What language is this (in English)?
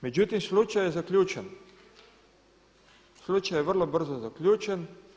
Croatian